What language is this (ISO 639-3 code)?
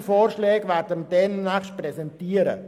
gsw